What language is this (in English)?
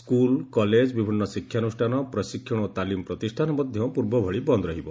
Odia